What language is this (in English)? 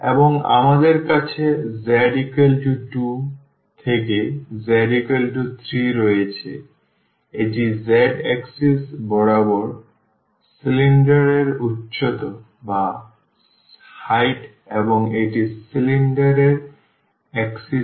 Bangla